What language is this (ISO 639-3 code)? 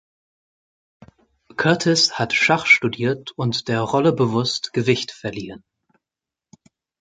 deu